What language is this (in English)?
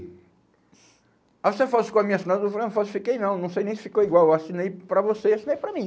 Portuguese